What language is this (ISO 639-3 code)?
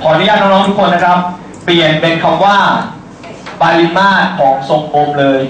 tha